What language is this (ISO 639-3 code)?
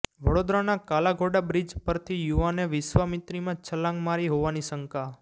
guj